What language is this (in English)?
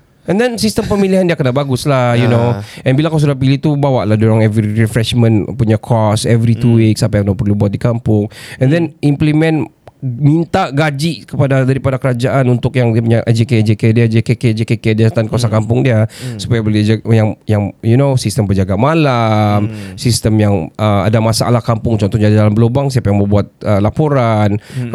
Malay